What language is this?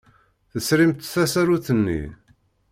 Kabyle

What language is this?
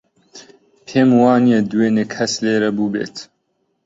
Central Kurdish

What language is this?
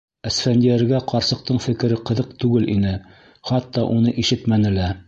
Bashkir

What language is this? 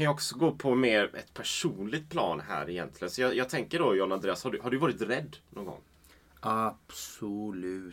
Swedish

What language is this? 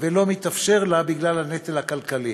Hebrew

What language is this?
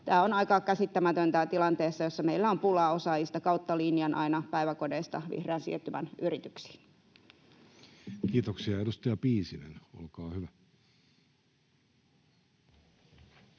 Finnish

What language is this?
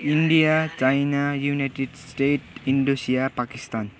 Nepali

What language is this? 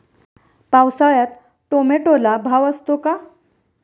Marathi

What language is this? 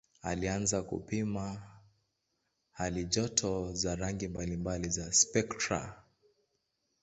Swahili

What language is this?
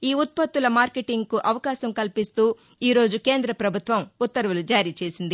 Telugu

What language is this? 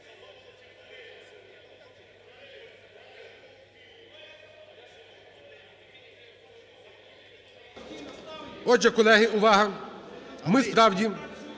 Ukrainian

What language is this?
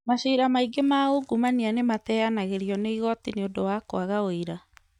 Kikuyu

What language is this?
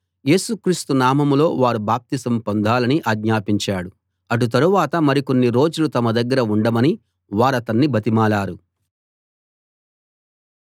Telugu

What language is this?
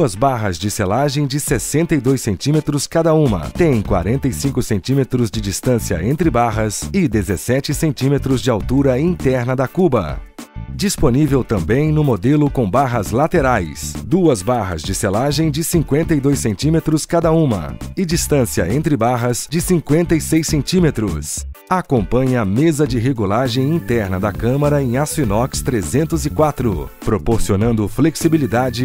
Portuguese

